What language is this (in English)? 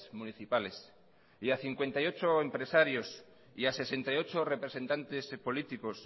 Spanish